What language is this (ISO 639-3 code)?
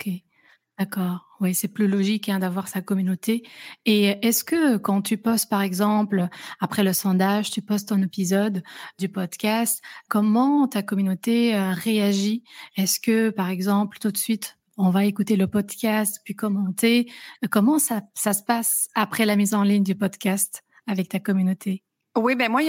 fra